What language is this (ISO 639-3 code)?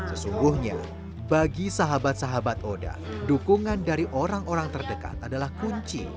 ind